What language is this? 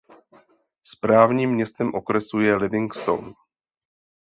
Czech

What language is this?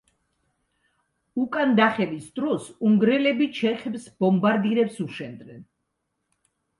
Georgian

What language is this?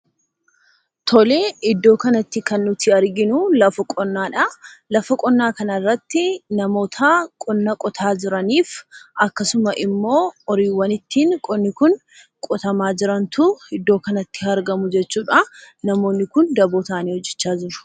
Oromo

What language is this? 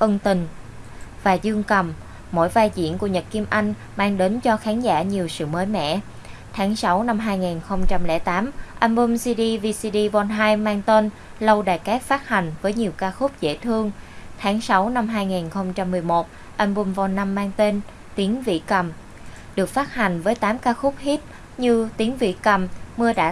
Vietnamese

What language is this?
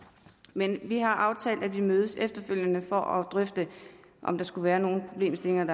Danish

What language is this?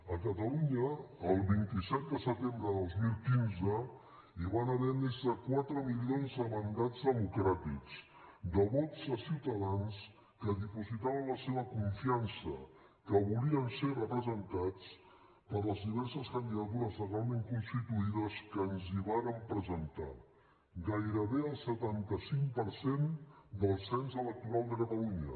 Catalan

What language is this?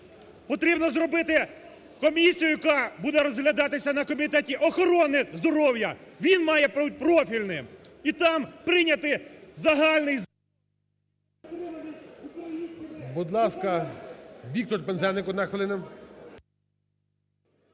Ukrainian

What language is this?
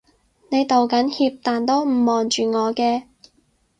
Cantonese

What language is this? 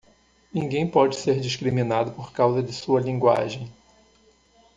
Portuguese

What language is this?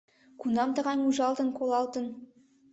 Mari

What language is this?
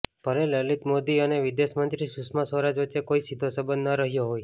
Gujarati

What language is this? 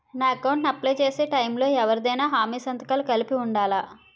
Telugu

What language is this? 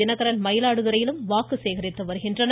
Tamil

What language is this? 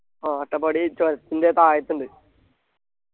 Malayalam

